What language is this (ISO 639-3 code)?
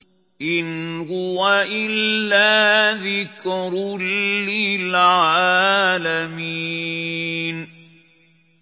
ara